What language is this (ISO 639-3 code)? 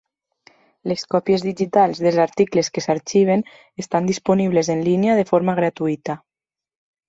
cat